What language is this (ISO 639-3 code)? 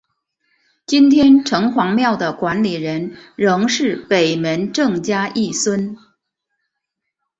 zho